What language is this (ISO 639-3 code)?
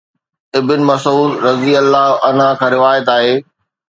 snd